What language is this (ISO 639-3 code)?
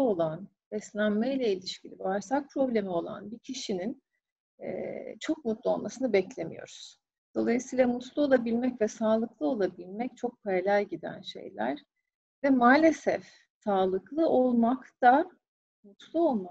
tur